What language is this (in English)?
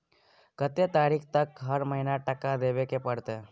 Maithili